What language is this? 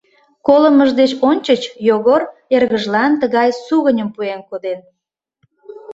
Mari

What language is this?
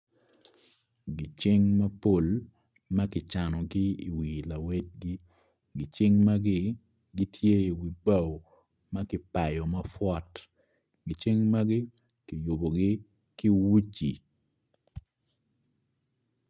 Acoli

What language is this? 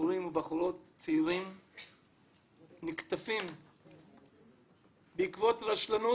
Hebrew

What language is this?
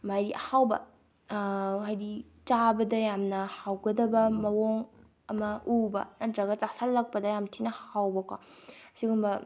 Manipuri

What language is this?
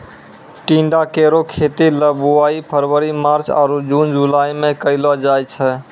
Maithili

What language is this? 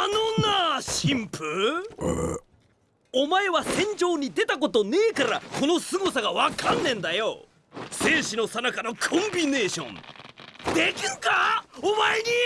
Japanese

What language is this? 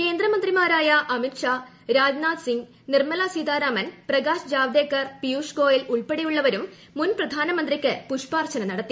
Malayalam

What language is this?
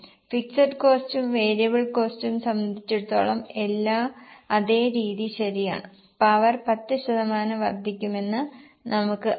Malayalam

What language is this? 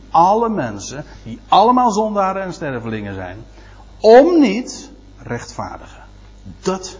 Dutch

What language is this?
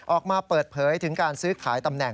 Thai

